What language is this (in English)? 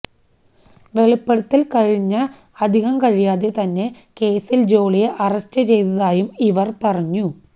Malayalam